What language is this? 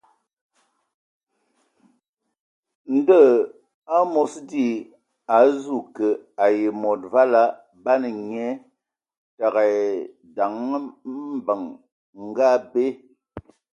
Ewondo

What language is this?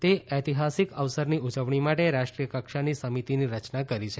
Gujarati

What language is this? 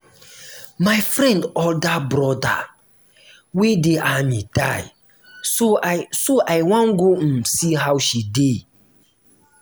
Nigerian Pidgin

